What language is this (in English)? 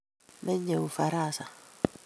Kalenjin